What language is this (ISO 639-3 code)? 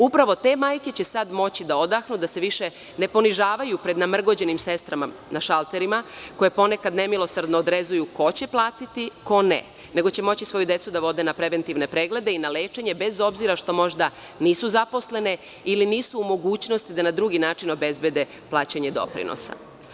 srp